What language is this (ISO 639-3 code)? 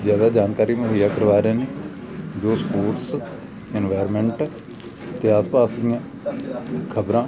pan